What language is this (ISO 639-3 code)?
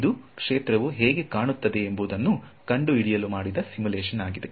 kan